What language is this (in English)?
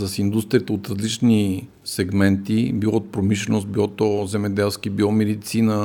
Bulgarian